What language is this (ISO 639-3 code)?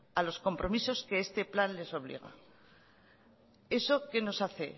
spa